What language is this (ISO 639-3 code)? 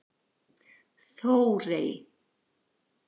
isl